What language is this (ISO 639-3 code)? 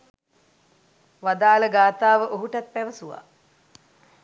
sin